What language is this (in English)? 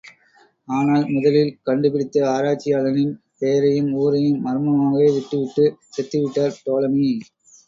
Tamil